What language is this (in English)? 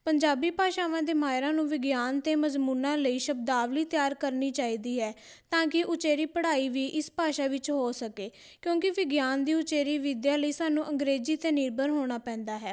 Punjabi